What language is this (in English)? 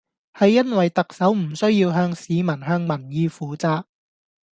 Cantonese